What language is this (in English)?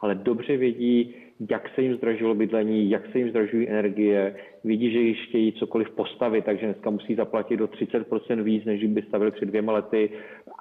Czech